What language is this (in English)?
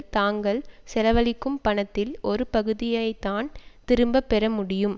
Tamil